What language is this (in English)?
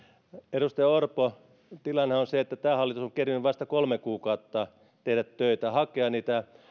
Finnish